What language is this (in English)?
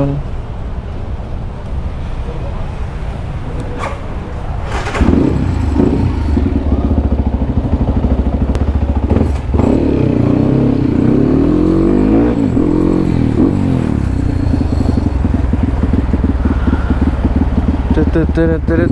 Indonesian